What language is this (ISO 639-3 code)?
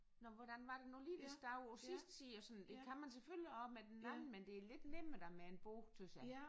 dan